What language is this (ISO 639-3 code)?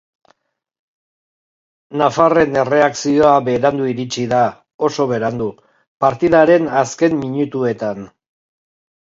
eus